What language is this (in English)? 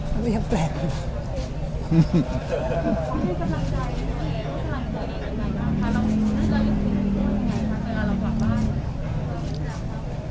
Thai